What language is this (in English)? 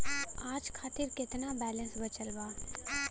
Bhojpuri